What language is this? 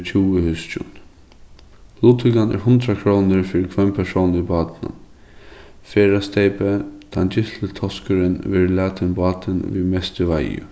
Faroese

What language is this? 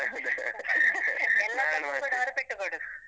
Kannada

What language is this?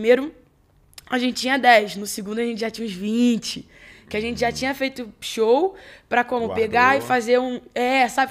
Portuguese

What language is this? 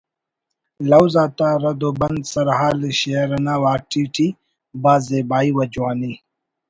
Brahui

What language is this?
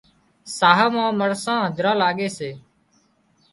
Wadiyara Koli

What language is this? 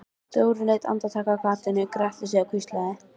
Icelandic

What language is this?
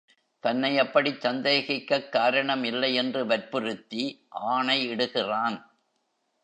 Tamil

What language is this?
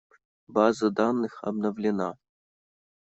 Russian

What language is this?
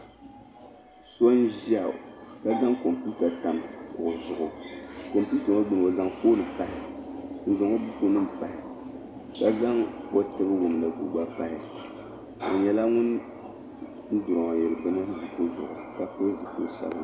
Dagbani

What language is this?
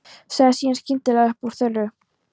Icelandic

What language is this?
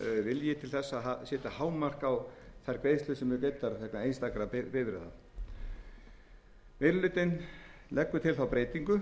Icelandic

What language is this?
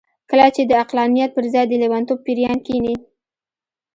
Pashto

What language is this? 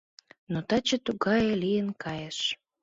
Mari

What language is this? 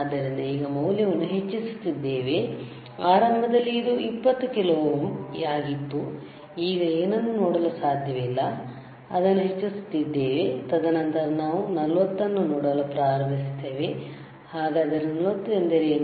Kannada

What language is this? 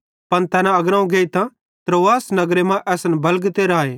Bhadrawahi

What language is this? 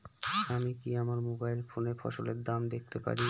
Bangla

